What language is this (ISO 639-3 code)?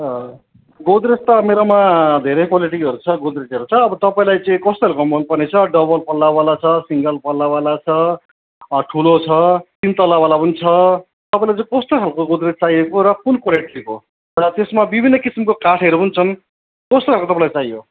nep